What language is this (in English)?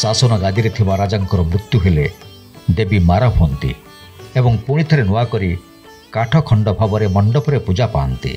Hindi